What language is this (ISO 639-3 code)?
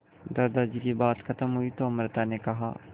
hin